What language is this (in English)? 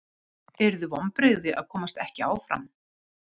Icelandic